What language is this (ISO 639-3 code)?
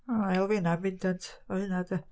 cym